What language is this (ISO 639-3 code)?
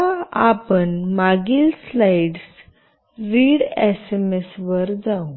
mar